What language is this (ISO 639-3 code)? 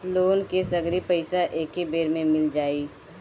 bho